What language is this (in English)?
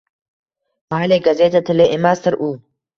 Uzbek